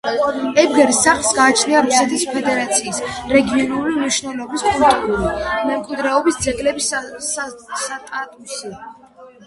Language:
Georgian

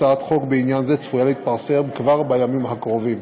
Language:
Hebrew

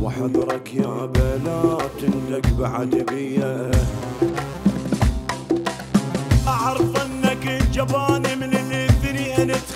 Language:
Arabic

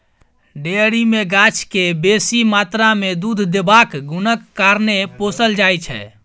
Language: Maithili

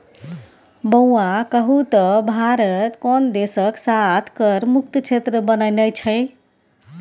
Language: Maithili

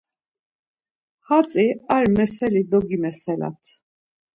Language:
Laz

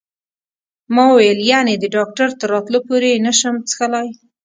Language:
Pashto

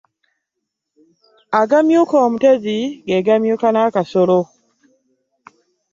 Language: Ganda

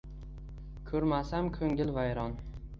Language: Uzbek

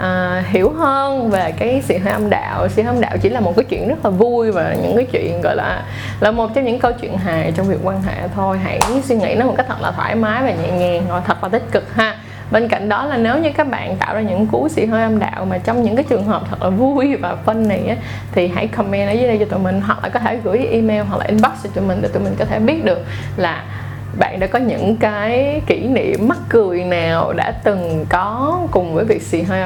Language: Vietnamese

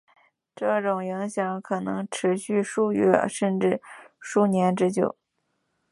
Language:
Chinese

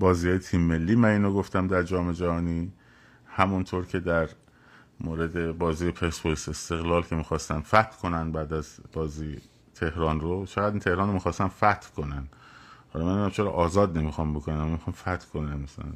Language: Persian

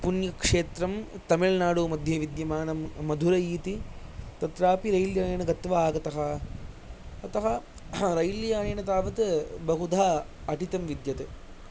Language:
Sanskrit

